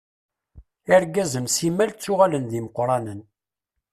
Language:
Kabyle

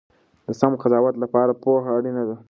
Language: Pashto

